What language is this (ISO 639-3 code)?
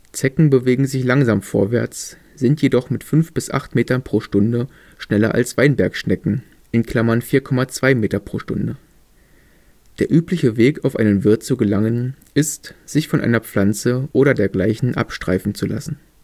deu